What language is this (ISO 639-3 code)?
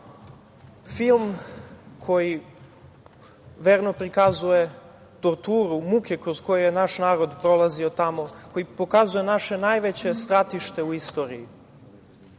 srp